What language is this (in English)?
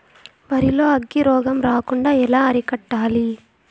Telugu